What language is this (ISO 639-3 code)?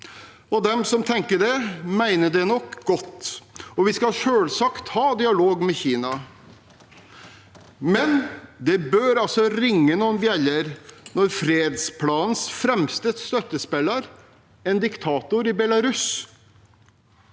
nor